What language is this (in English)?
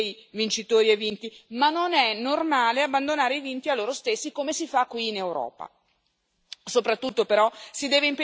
Italian